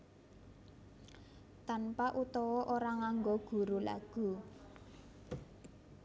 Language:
Javanese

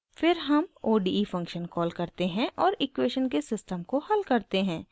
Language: Hindi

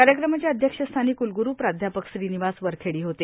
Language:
Marathi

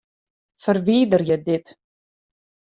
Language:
Western Frisian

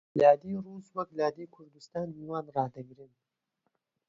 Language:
Central Kurdish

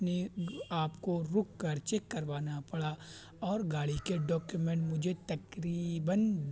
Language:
Urdu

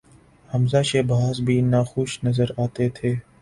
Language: Urdu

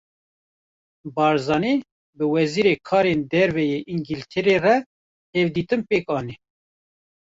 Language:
Kurdish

